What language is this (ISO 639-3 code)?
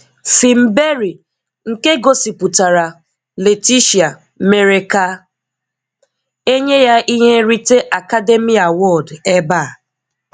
ibo